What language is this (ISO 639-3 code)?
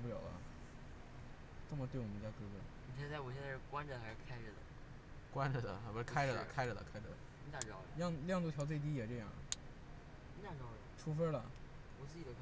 zho